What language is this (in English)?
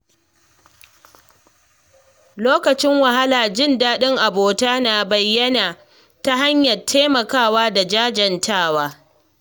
Hausa